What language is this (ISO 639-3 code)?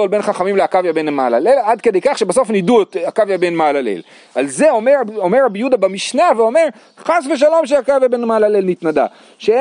heb